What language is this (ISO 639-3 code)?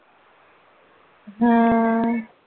pan